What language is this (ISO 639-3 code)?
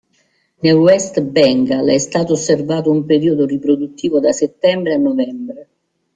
ita